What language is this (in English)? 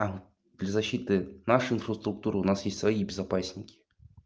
Russian